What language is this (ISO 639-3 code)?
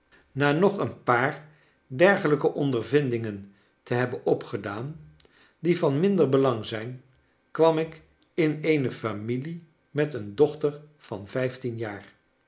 nld